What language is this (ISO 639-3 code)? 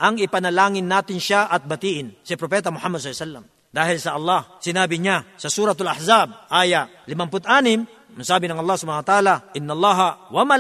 fil